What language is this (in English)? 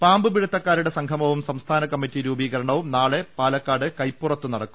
Malayalam